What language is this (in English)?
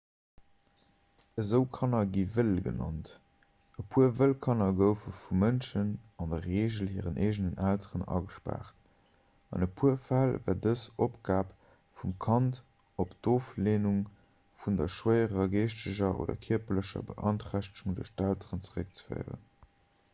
Luxembourgish